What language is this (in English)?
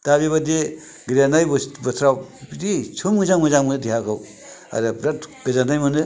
Bodo